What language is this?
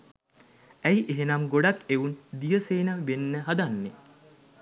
Sinhala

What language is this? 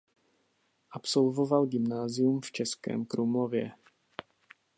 Czech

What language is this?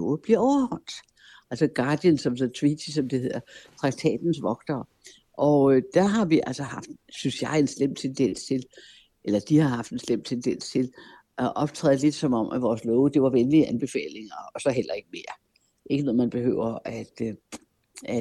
Danish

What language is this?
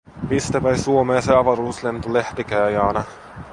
Finnish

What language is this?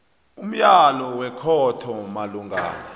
South Ndebele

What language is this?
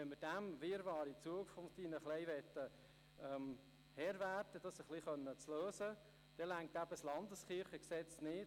Swiss German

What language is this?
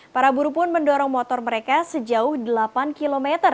Indonesian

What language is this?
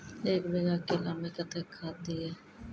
Maithili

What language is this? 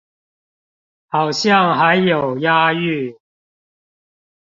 Chinese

